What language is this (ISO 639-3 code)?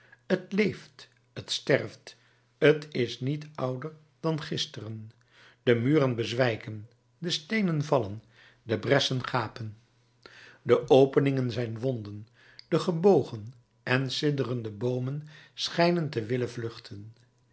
nld